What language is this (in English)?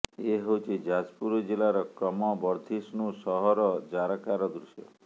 Odia